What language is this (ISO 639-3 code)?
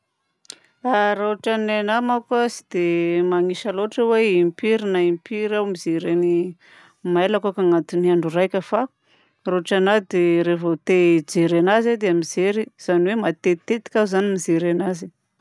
bzc